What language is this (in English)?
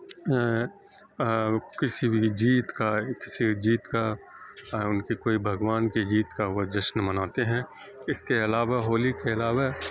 Urdu